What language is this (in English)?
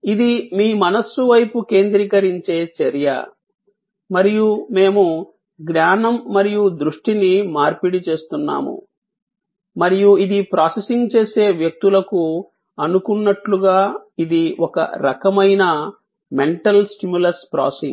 Telugu